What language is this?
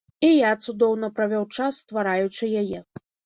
Belarusian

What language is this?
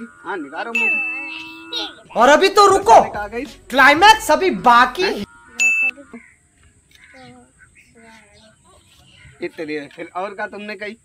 Hindi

